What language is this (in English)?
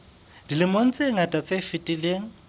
Southern Sotho